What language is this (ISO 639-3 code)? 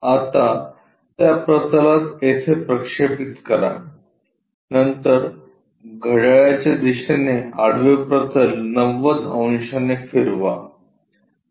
mar